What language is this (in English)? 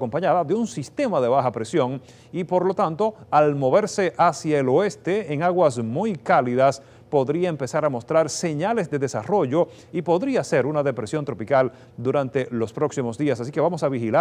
Spanish